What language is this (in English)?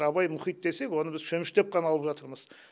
Kazakh